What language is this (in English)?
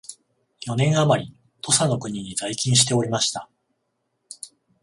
Japanese